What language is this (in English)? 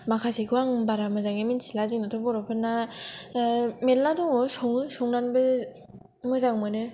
Bodo